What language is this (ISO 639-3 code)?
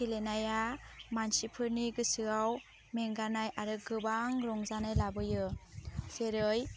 brx